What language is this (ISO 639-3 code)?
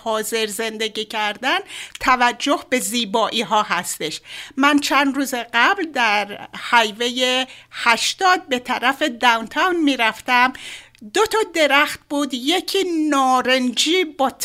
fas